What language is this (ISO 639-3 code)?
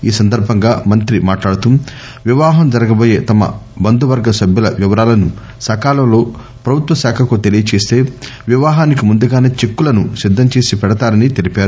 tel